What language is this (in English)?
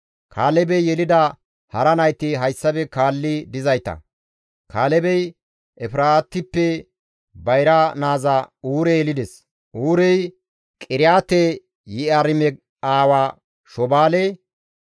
Gamo